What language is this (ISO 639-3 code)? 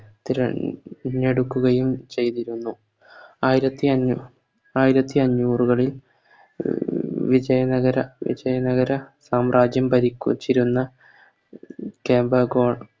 mal